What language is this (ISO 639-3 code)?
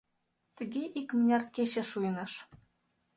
chm